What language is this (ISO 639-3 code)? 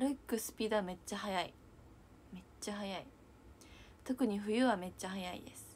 jpn